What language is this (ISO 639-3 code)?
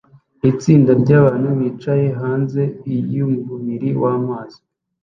kin